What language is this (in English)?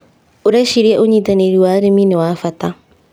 Kikuyu